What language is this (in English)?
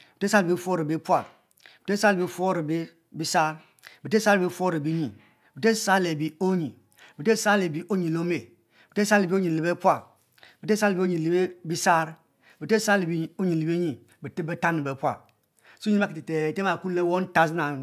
Mbe